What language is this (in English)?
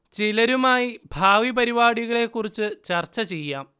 Malayalam